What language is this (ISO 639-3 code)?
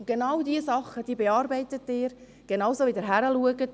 gsw